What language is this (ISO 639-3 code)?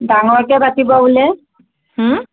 asm